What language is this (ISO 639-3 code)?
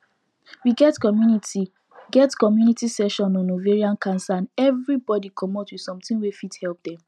pcm